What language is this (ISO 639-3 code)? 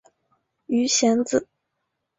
zho